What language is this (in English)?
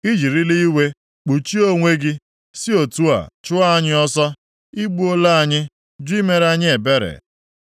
Igbo